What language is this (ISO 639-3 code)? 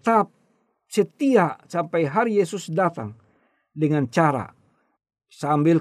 ind